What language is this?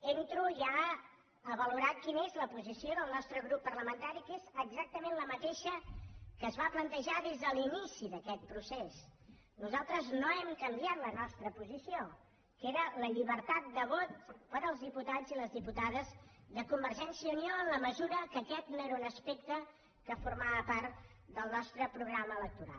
Catalan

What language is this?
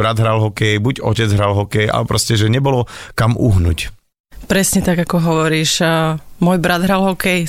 Slovak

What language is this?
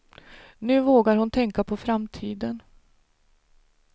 Swedish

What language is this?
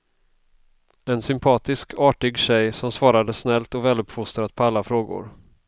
Swedish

